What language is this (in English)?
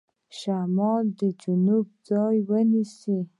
Pashto